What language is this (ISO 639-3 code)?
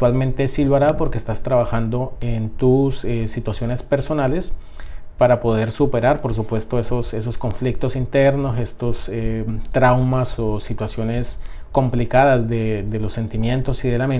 spa